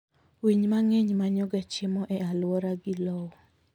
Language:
Luo (Kenya and Tanzania)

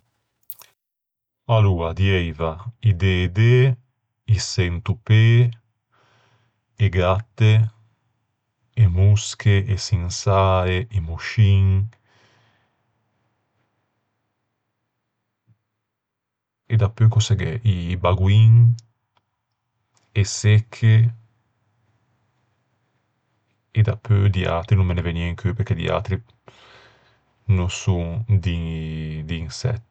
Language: Ligurian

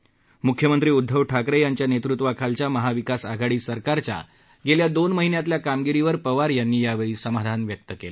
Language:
Marathi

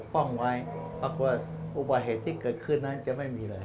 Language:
Thai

